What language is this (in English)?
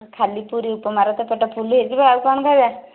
Odia